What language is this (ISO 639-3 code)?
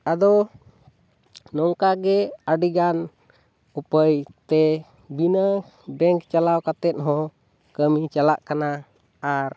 sat